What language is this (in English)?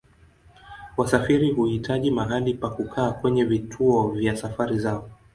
Swahili